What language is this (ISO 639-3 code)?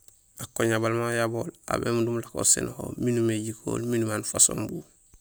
gsl